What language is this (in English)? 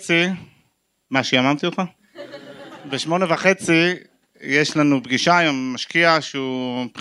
Hebrew